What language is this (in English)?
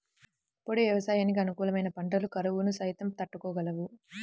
Telugu